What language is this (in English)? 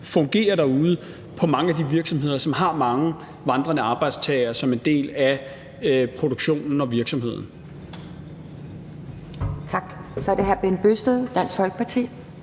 Danish